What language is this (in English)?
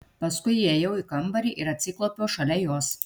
Lithuanian